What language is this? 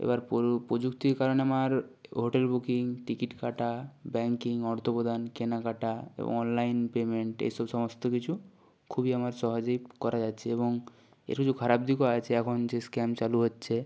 Bangla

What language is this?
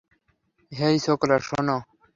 Bangla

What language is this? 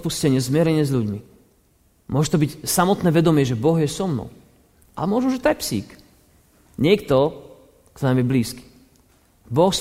Slovak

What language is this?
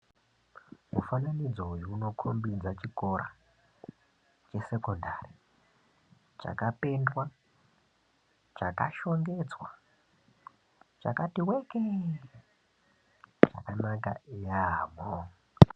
Ndau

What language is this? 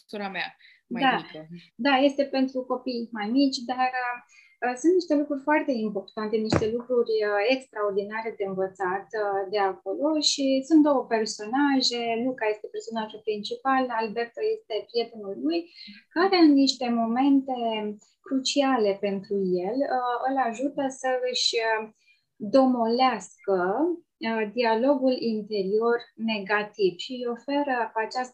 Romanian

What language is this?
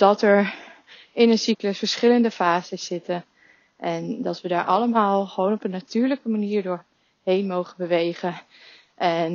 Dutch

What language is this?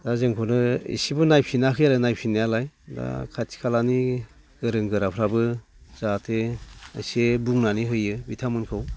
Bodo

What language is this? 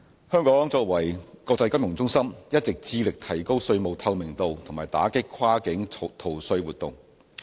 Cantonese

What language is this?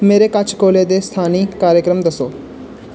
Dogri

